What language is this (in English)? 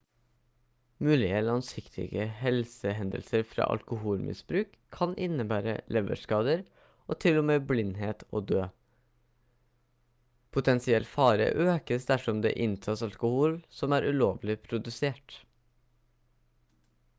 Norwegian Bokmål